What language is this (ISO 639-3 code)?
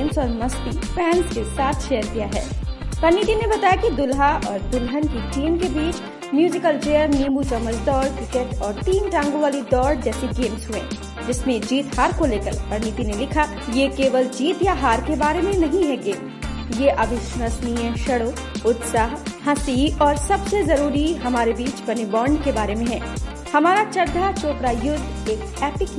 hin